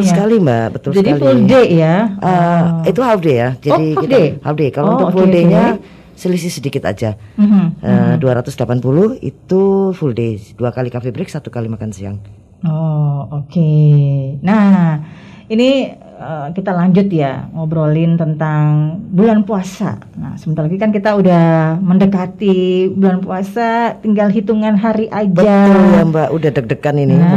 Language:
Indonesian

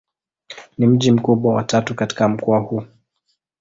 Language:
Swahili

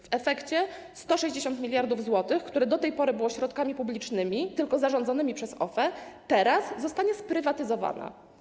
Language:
Polish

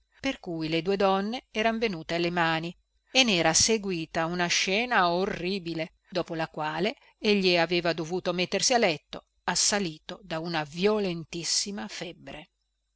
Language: Italian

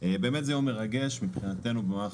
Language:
Hebrew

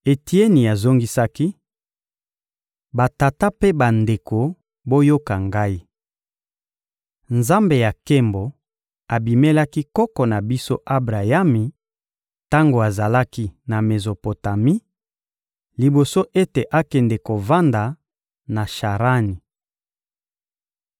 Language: Lingala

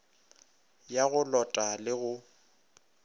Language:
Northern Sotho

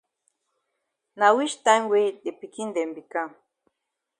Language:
Cameroon Pidgin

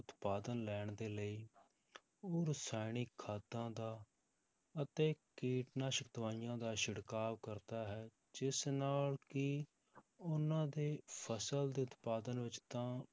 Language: Punjabi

